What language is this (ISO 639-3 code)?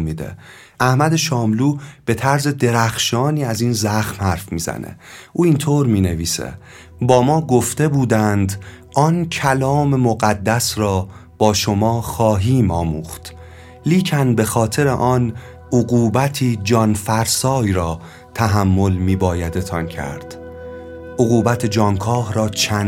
fas